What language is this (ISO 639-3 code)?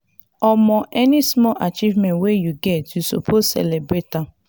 pcm